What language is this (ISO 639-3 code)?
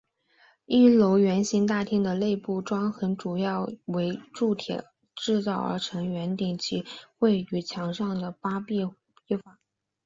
zho